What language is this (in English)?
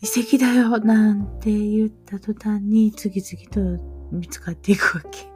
Japanese